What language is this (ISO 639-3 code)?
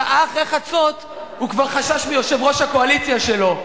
heb